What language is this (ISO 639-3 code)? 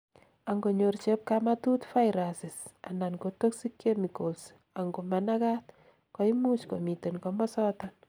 kln